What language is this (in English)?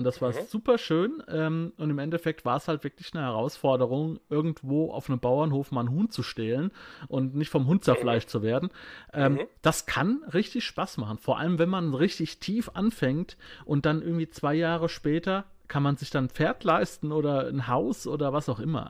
German